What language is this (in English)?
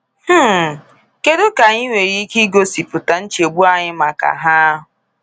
Igbo